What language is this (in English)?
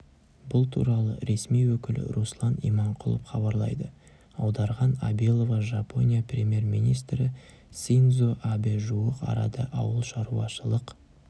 Kazakh